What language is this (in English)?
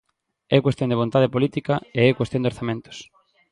Galician